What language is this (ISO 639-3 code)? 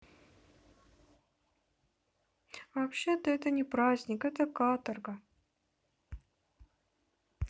rus